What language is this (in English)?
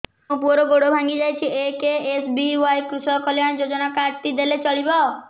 Odia